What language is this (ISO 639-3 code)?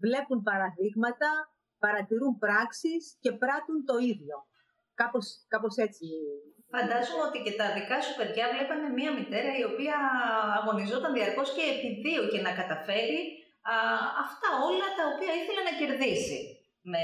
ell